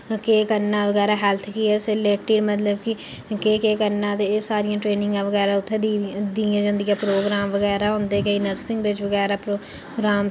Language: Dogri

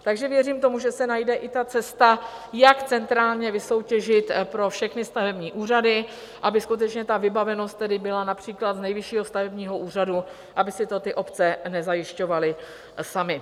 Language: Czech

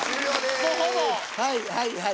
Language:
Japanese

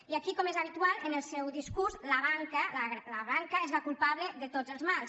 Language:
Catalan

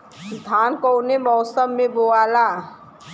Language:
Bhojpuri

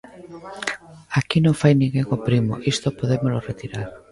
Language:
Galician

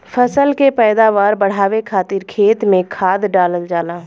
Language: Bhojpuri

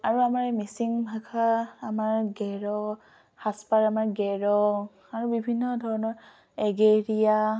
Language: Assamese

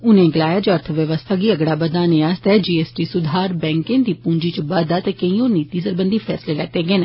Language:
Dogri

